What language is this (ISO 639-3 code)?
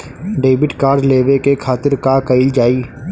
bho